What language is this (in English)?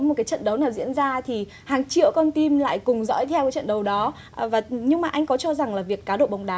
Vietnamese